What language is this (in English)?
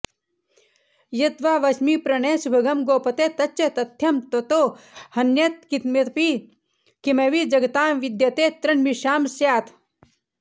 Sanskrit